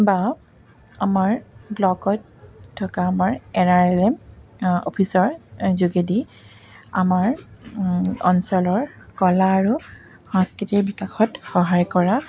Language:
Assamese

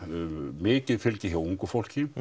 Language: Icelandic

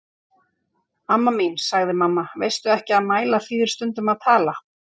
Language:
Icelandic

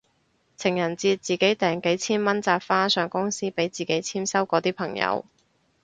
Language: Cantonese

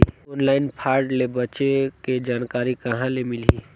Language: Chhattisgarhi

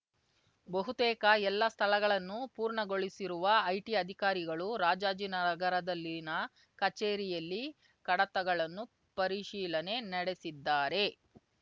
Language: Kannada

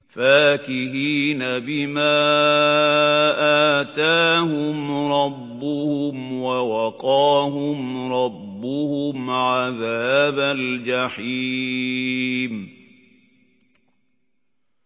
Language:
Arabic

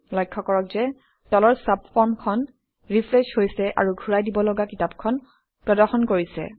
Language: Assamese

